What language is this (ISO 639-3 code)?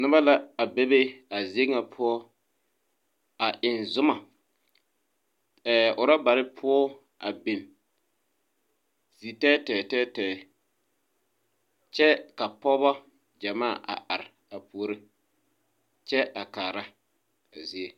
dga